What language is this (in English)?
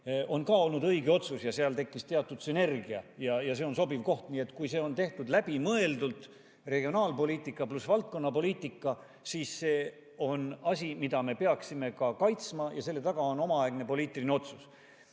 Estonian